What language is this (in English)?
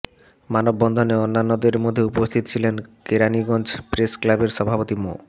Bangla